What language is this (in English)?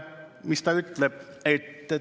Estonian